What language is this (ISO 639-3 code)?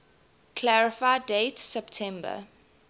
eng